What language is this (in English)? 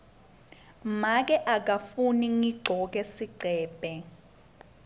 Swati